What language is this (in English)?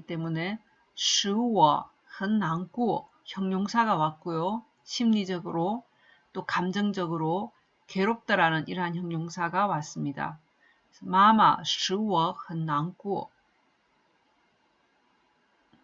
Korean